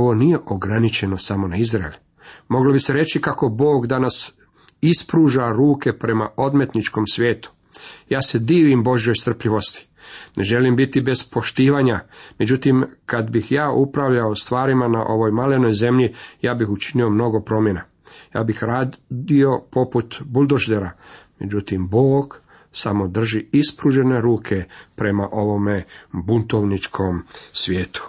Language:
Croatian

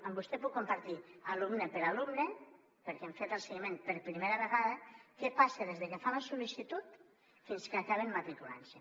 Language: Catalan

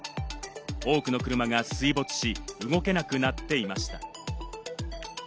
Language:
Japanese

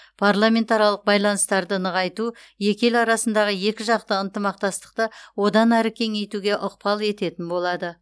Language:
Kazakh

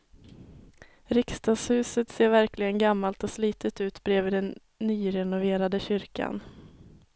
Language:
Swedish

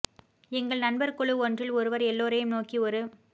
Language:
Tamil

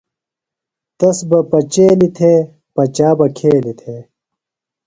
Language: Phalura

